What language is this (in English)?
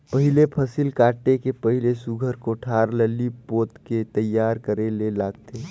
Chhattisgarhi